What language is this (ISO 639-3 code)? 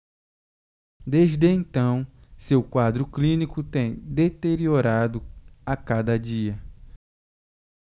por